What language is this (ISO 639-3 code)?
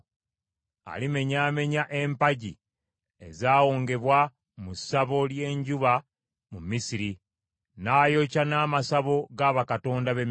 lug